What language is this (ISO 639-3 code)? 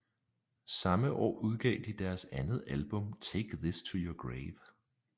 dan